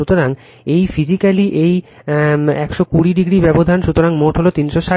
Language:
Bangla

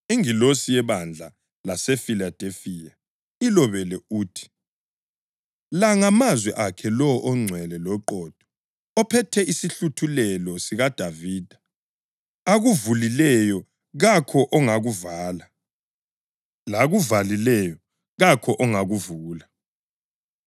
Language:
North Ndebele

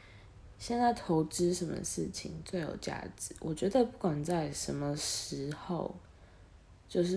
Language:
Chinese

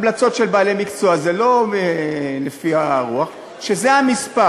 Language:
Hebrew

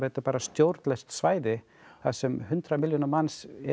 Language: Icelandic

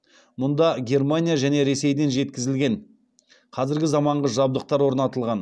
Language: Kazakh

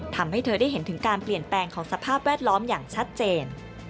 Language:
Thai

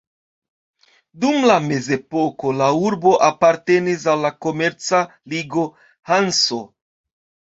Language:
Esperanto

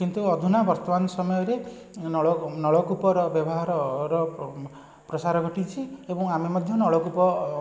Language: Odia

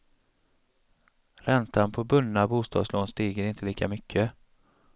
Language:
Swedish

